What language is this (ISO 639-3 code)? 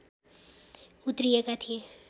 nep